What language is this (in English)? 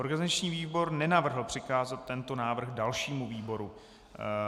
Czech